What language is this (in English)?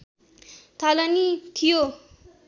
Nepali